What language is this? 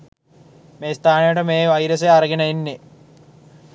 Sinhala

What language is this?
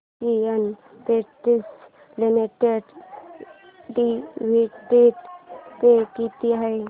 Marathi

